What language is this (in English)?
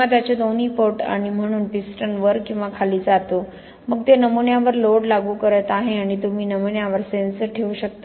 Marathi